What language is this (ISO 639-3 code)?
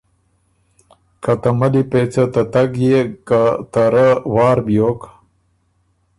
oru